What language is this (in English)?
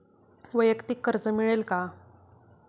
Marathi